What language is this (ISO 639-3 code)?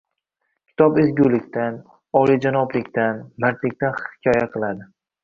uzb